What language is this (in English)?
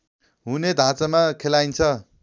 Nepali